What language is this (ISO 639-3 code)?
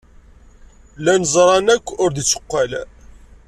kab